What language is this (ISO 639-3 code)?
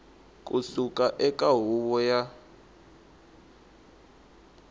tso